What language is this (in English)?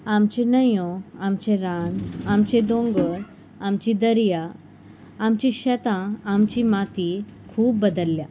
Konkani